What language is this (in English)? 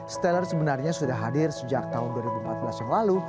Indonesian